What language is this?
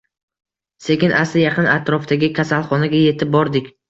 Uzbek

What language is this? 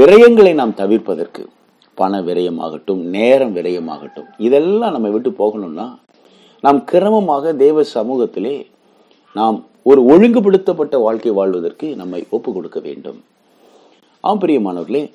Tamil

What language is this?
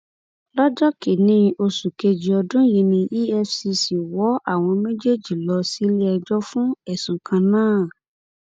Yoruba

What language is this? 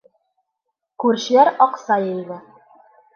Bashkir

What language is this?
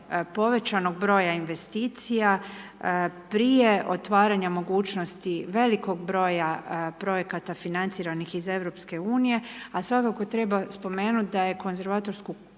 Croatian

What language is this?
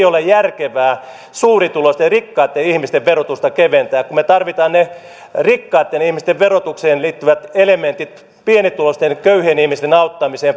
Finnish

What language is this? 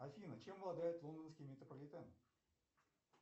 Russian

